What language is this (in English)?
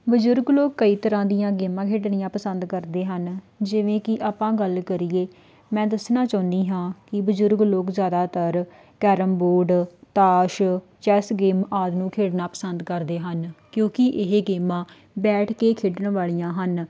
Punjabi